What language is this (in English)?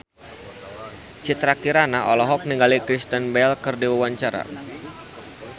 Sundanese